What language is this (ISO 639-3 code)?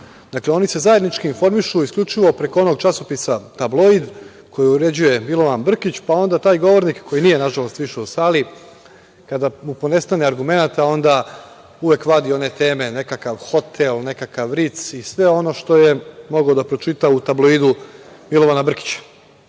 srp